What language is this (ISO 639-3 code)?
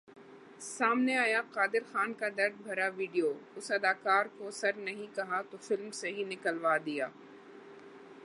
urd